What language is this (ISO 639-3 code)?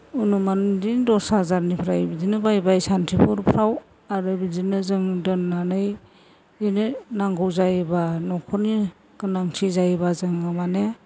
brx